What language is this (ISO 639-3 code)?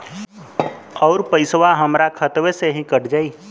bho